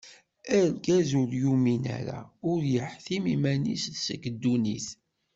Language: Kabyle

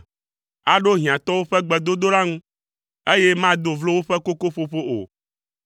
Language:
Ewe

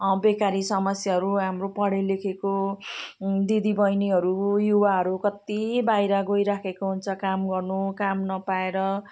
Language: Nepali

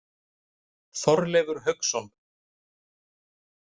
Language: Icelandic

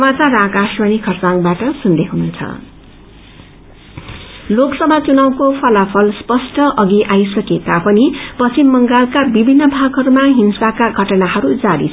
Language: Nepali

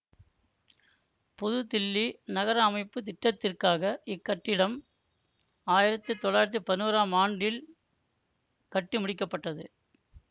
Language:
Tamil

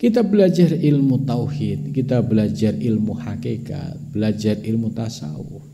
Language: Indonesian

